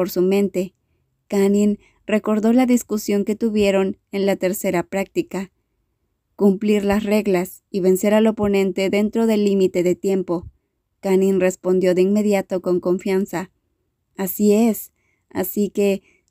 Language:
Spanish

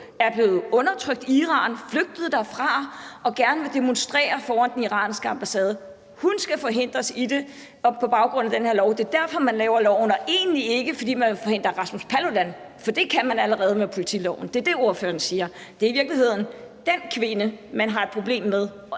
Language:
Danish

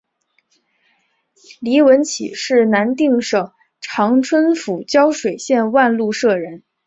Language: Chinese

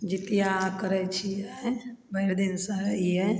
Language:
Maithili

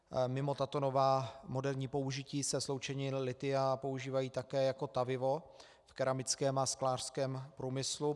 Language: Czech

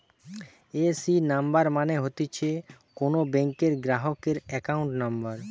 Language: Bangla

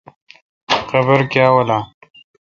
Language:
Kalkoti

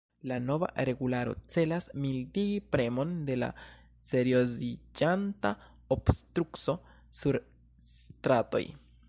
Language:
Esperanto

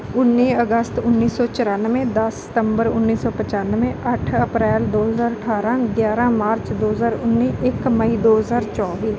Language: Punjabi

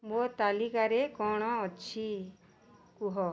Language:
Odia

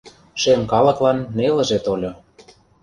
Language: Mari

